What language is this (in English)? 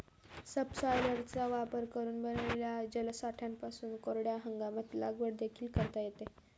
Marathi